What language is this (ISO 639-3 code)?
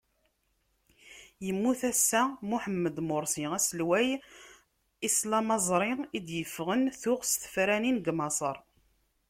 kab